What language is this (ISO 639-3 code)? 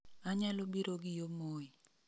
luo